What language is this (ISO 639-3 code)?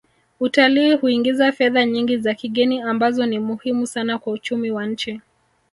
swa